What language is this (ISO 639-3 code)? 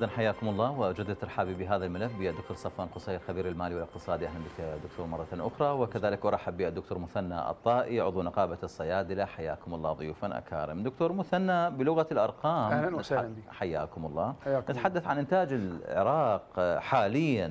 ara